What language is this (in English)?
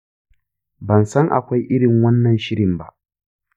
Hausa